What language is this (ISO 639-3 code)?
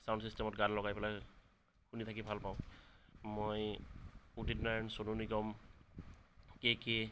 asm